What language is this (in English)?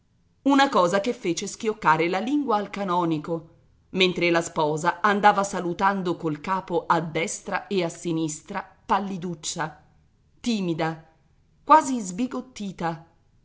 Italian